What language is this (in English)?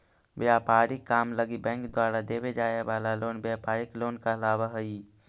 Magahi